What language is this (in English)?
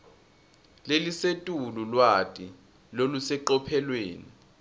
Swati